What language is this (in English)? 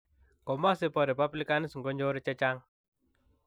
Kalenjin